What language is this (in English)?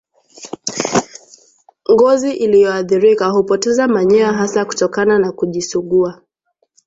Swahili